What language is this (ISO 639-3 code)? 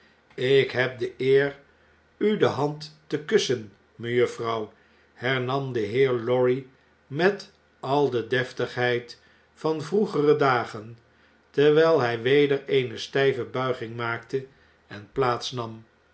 nld